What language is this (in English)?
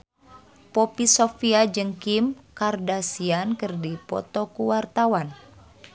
Sundanese